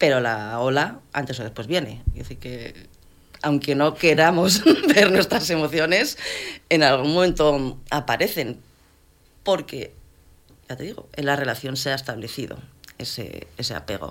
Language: Spanish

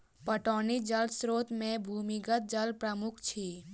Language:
Maithili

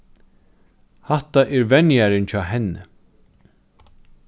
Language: Faroese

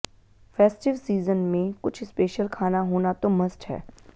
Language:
Hindi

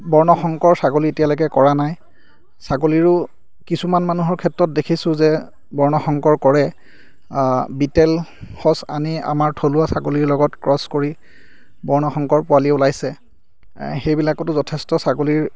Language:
Assamese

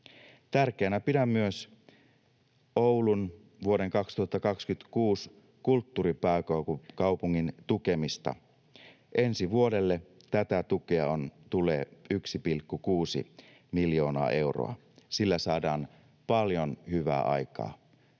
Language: Finnish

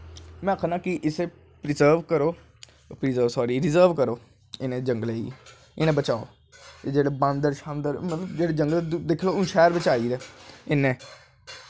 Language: Dogri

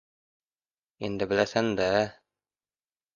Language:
Uzbek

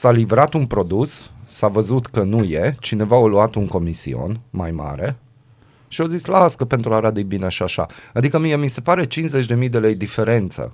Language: Romanian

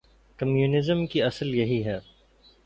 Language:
Urdu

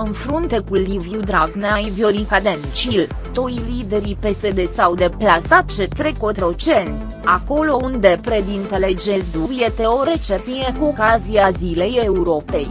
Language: Romanian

